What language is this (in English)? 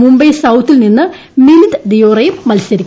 Malayalam